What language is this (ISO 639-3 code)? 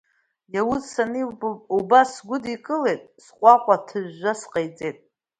abk